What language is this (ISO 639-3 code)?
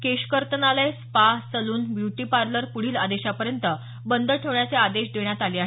mar